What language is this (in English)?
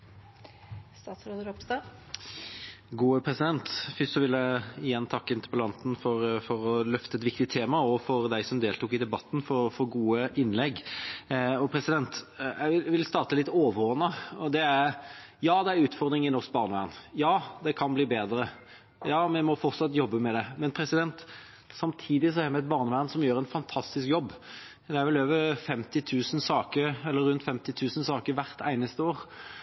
Norwegian Bokmål